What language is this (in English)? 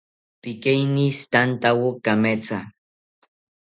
South Ucayali Ashéninka